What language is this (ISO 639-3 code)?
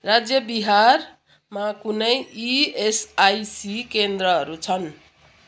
nep